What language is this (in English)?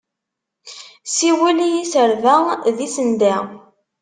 Kabyle